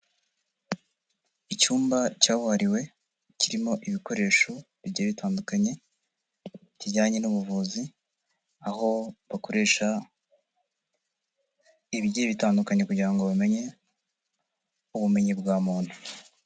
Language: Kinyarwanda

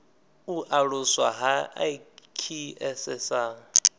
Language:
Venda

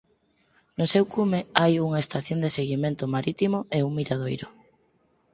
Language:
Galician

